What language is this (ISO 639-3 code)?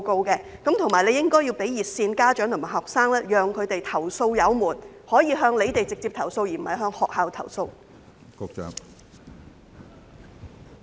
yue